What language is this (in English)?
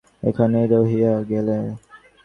Bangla